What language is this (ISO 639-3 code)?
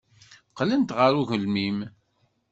kab